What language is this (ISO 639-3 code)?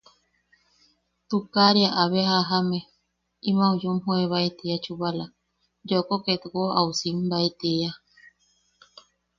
yaq